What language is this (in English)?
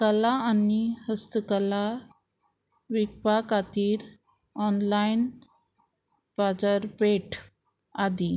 Konkani